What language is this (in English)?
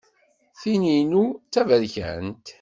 Kabyle